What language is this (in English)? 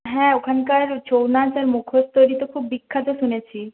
Bangla